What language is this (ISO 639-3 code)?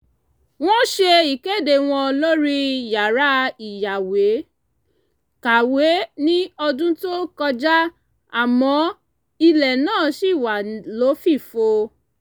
yor